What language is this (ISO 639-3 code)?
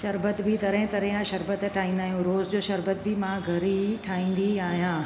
snd